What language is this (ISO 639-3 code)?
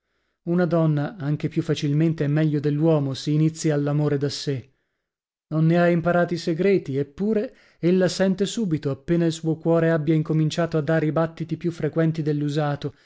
ita